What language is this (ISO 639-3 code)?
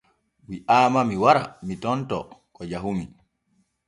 fue